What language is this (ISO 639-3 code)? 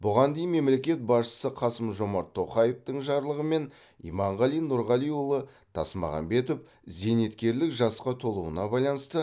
kaz